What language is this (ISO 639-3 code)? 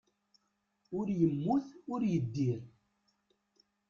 kab